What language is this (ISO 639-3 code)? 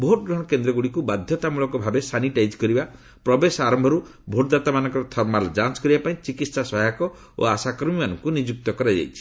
ori